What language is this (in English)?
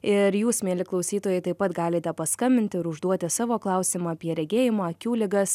Lithuanian